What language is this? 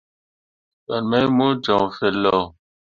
Mundang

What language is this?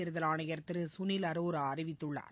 Tamil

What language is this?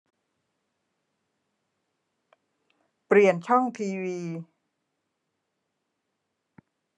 Thai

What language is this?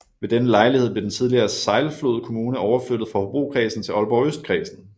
Danish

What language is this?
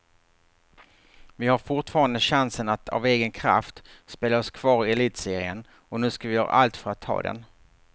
Swedish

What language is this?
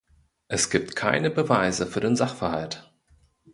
German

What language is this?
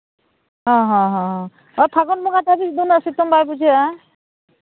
Santali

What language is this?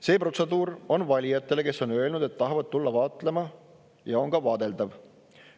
Estonian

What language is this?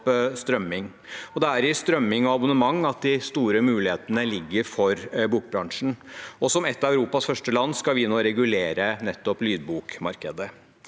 Norwegian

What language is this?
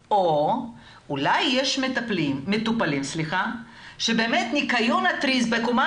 Hebrew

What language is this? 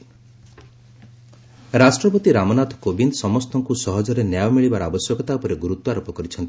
Odia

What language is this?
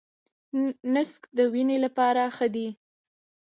Pashto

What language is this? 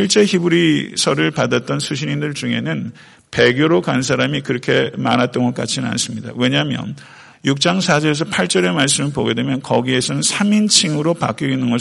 Korean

